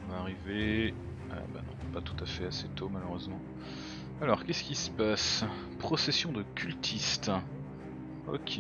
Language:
French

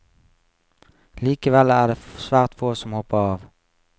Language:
Norwegian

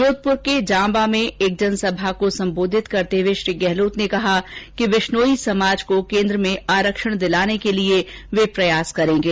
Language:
Hindi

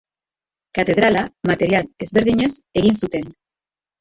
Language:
Basque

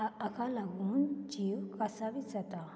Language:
Konkani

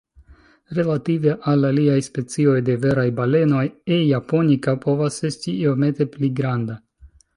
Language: Esperanto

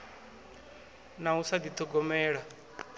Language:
Venda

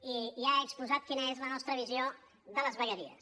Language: Catalan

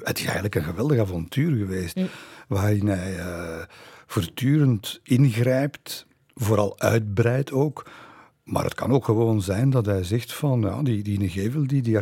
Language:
Dutch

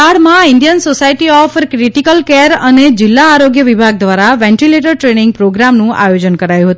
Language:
Gujarati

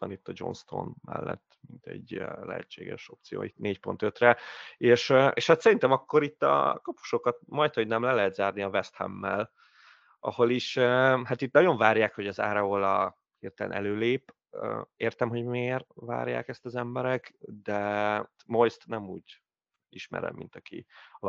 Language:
Hungarian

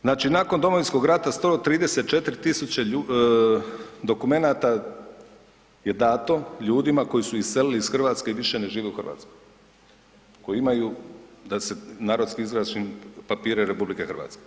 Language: Croatian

